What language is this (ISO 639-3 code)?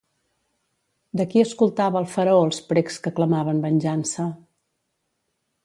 cat